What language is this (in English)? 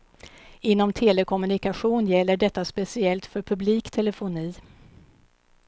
Swedish